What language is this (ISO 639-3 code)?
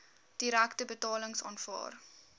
afr